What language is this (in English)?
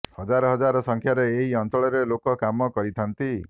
Odia